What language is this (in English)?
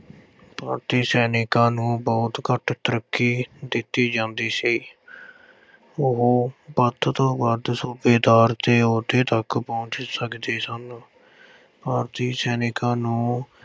Punjabi